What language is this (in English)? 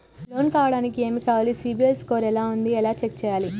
Telugu